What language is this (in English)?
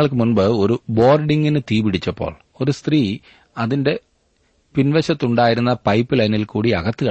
Malayalam